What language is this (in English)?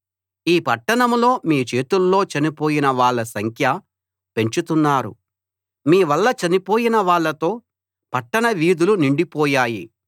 Telugu